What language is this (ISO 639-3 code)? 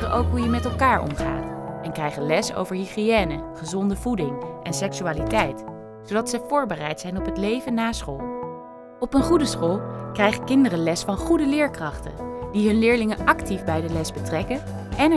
nld